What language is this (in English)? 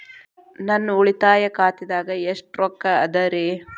Kannada